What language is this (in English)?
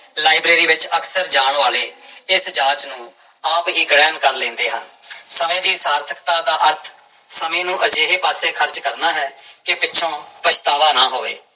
Punjabi